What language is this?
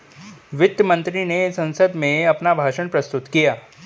Hindi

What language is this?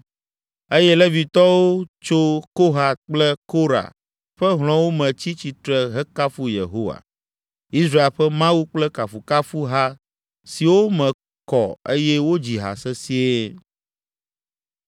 Ewe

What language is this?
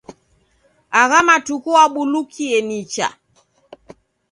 Taita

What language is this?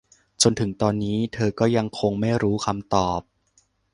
Thai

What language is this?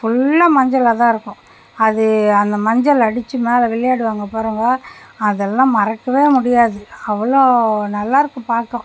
Tamil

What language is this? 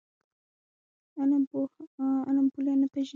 Pashto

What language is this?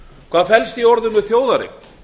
Icelandic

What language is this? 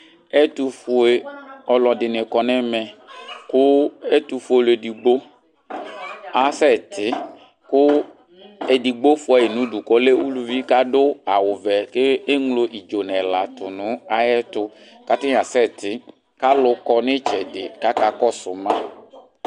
Ikposo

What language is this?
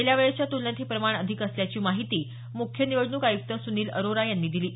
Marathi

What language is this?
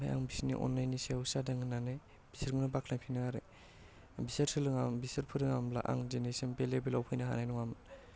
Bodo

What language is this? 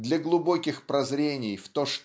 Russian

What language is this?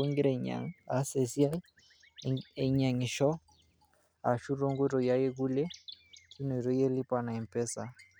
Masai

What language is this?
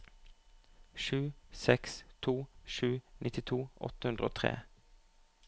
Norwegian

